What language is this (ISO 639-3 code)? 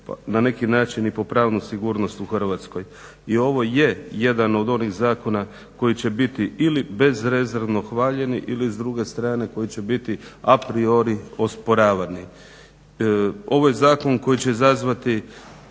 hrv